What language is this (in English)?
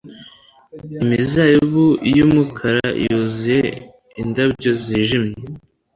Kinyarwanda